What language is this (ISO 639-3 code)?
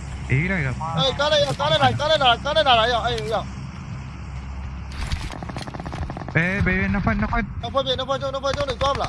tha